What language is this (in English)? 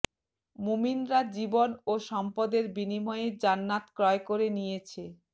Bangla